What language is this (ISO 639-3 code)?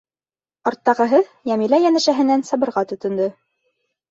bak